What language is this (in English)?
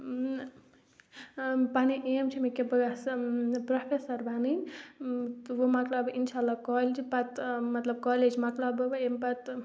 Kashmiri